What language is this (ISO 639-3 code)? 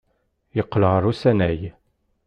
kab